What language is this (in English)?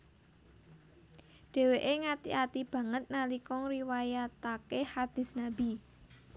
Javanese